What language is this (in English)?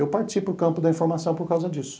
Portuguese